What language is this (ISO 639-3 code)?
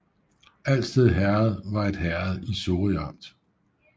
dan